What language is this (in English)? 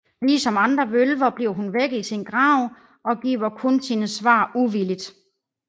Danish